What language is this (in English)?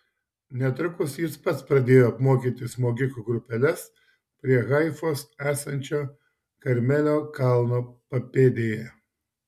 Lithuanian